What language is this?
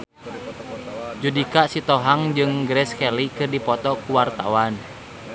Sundanese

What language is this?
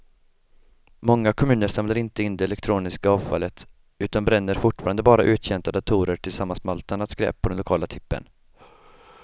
Swedish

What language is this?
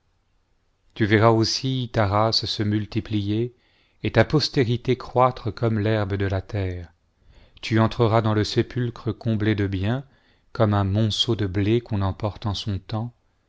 French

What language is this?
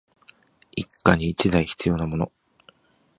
Japanese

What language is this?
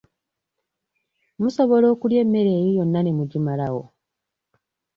Ganda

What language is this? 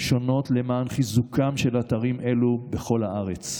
Hebrew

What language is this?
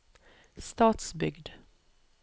Norwegian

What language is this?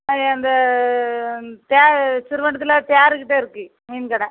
Tamil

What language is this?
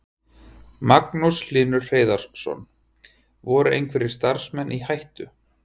Icelandic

